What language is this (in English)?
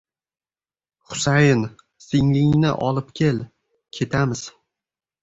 Uzbek